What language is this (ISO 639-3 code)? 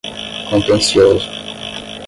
por